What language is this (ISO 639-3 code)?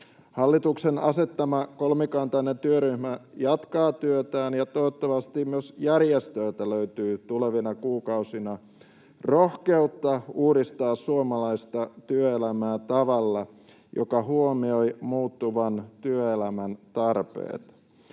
fin